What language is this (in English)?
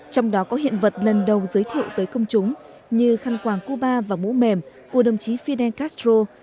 Vietnamese